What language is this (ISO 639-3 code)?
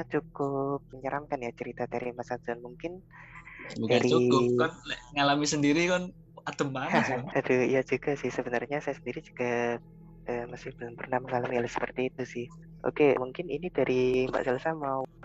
ind